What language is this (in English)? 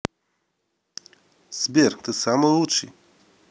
Russian